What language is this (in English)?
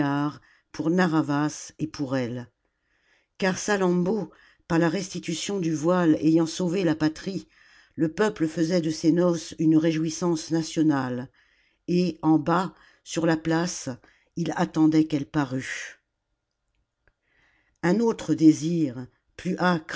French